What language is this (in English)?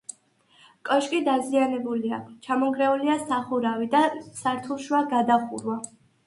Georgian